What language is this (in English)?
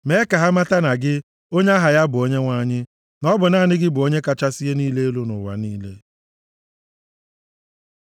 Igbo